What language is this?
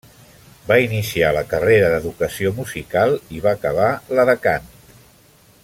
Catalan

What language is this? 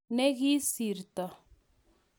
Kalenjin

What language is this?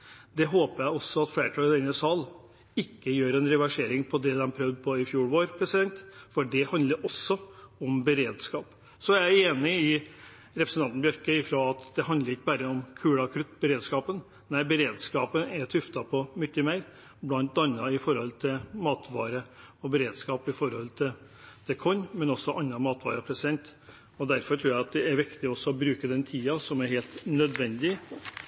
Norwegian Bokmål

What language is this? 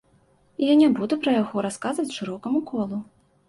Belarusian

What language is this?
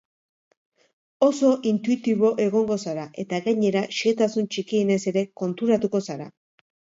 Basque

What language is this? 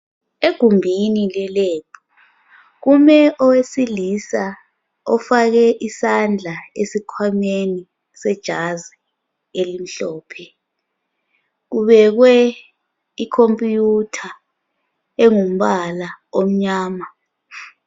North Ndebele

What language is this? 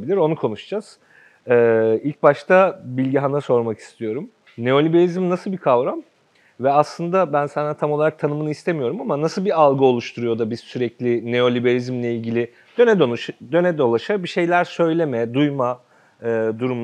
Turkish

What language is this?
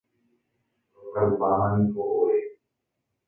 Guarani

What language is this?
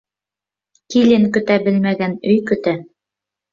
Bashkir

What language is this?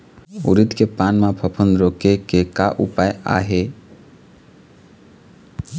Chhattisgarhi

